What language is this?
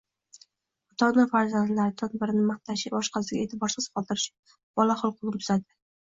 Uzbek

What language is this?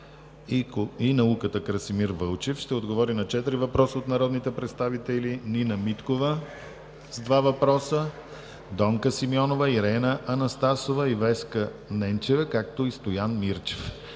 Bulgarian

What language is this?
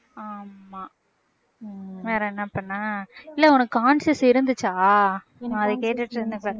Tamil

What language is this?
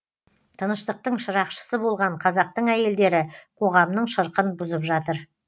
Kazakh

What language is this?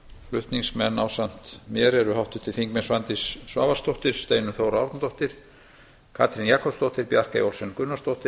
Icelandic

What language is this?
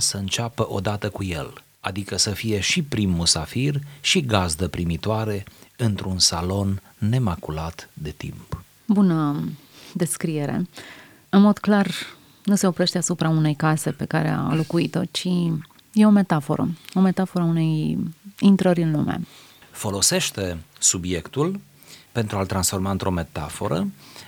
Romanian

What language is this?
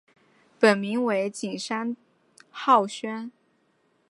Chinese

